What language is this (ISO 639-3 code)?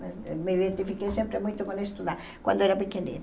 por